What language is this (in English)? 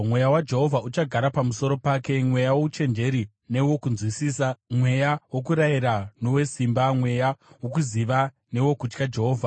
Shona